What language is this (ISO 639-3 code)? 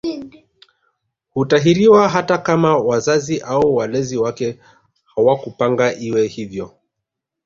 swa